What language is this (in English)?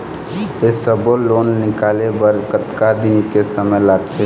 Chhattisgarhi